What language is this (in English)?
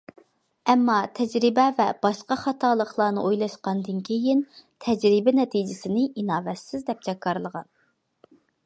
Uyghur